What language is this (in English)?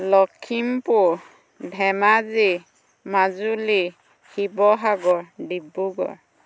Assamese